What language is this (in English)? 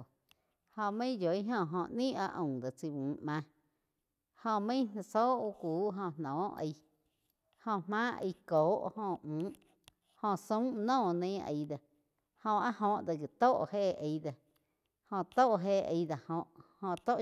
Quiotepec Chinantec